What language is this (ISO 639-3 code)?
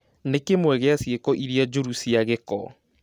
kik